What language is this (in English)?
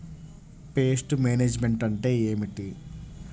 Telugu